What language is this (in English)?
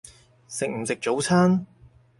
Cantonese